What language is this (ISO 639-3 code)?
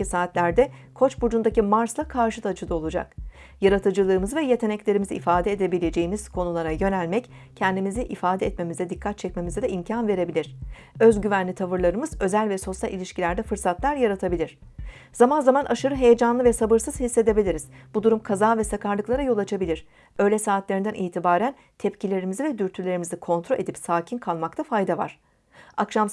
tur